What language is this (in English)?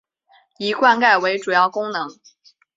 Chinese